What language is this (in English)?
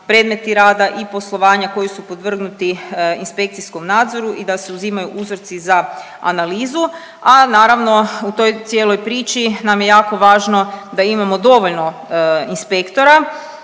Croatian